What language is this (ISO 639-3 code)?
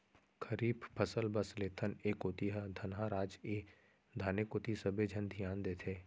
hne